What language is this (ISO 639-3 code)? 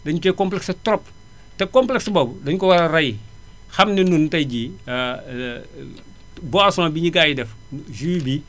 wol